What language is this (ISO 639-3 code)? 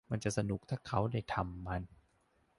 tha